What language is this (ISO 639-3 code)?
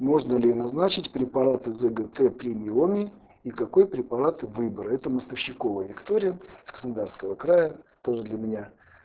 rus